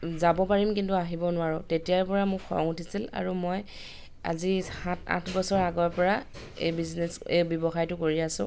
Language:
Assamese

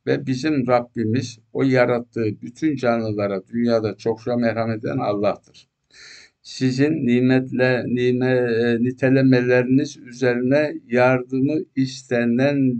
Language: Turkish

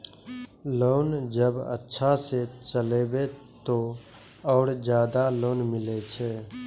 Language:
Maithili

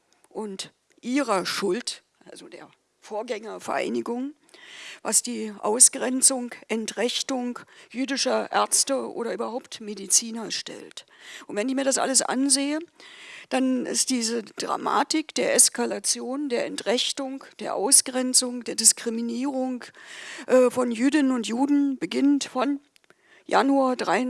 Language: German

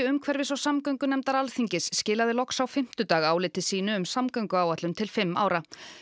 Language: Icelandic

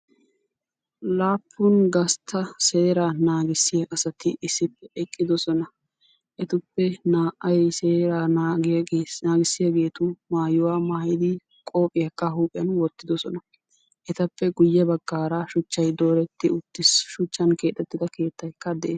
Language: Wolaytta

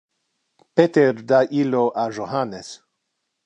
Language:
Interlingua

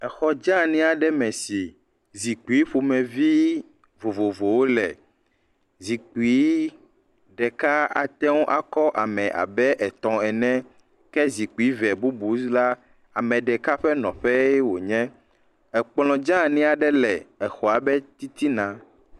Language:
Ewe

